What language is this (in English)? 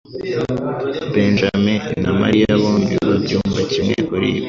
Kinyarwanda